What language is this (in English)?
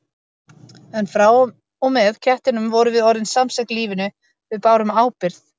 Icelandic